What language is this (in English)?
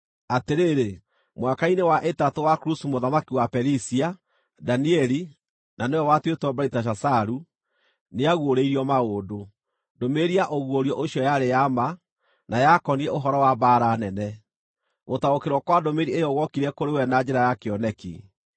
Kikuyu